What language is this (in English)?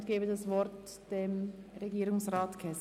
Swiss German